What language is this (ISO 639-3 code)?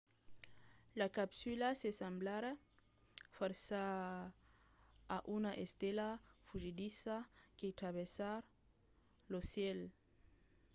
oci